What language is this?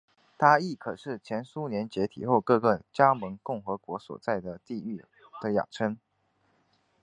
Chinese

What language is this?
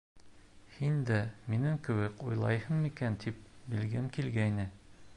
Bashkir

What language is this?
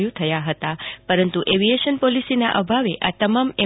Gujarati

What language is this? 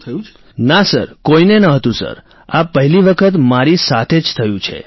Gujarati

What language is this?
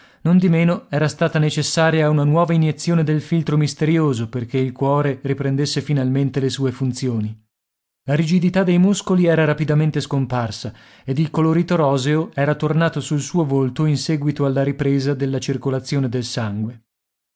Italian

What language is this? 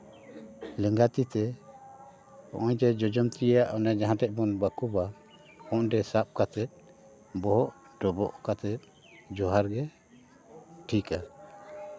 Santali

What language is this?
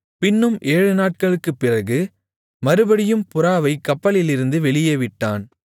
Tamil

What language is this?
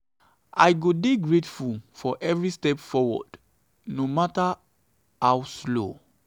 Nigerian Pidgin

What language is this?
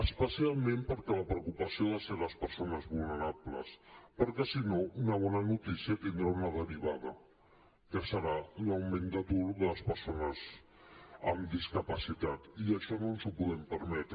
Catalan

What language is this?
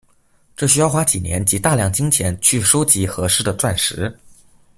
Chinese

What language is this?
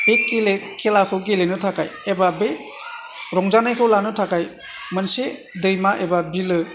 Bodo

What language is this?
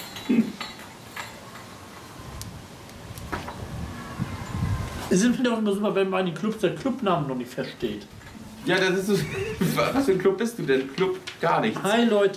German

